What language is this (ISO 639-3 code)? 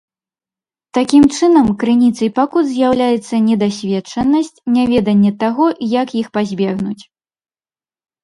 bel